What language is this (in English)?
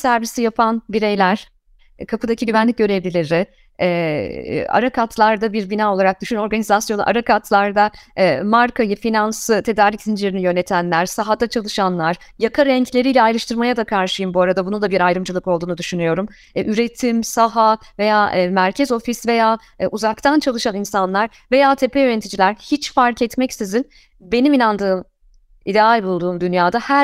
Turkish